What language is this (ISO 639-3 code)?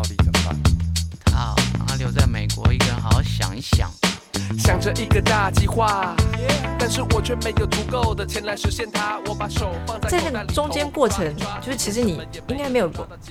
zho